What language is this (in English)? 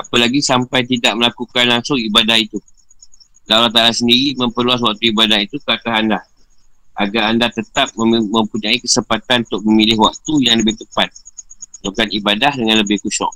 Malay